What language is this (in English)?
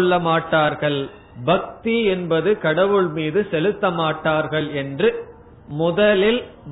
Tamil